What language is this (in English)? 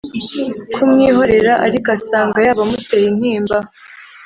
Kinyarwanda